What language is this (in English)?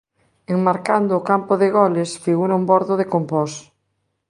Galician